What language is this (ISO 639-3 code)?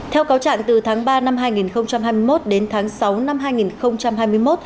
vie